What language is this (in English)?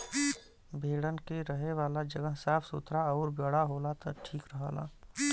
Bhojpuri